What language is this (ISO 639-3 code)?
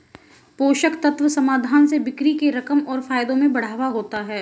hin